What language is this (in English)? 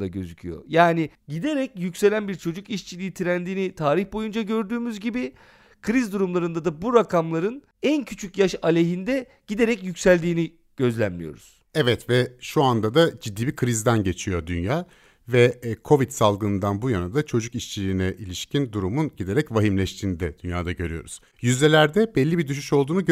Turkish